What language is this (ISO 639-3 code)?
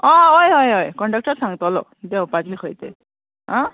kok